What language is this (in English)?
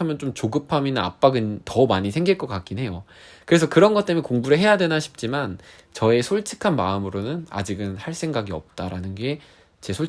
Korean